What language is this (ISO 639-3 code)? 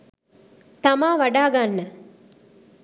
sin